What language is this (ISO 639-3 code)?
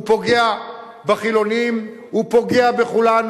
heb